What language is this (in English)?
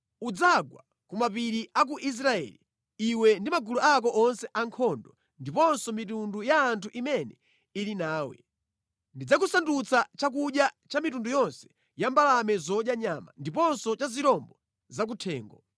Nyanja